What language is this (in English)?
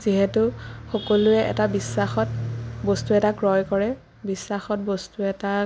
Assamese